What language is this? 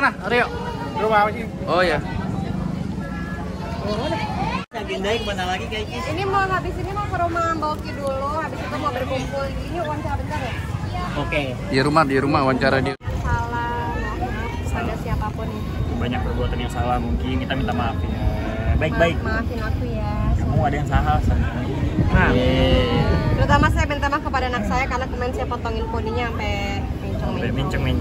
Indonesian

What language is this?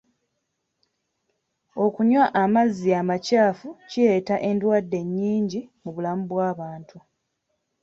Ganda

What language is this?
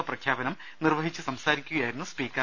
Malayalam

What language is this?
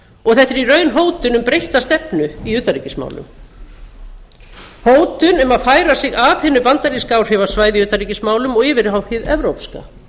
Icelandic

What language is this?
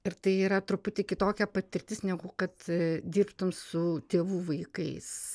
Lithuanian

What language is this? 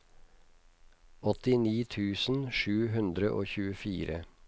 Norwegian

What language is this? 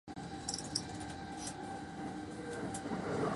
Japanese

